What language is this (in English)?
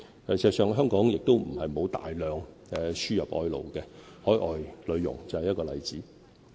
Cantonese